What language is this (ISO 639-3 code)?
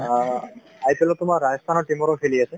asm